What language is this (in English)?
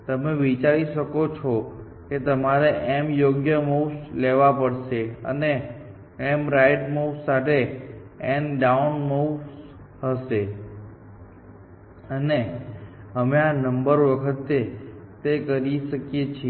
Gujarati